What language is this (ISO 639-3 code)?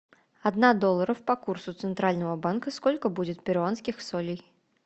rus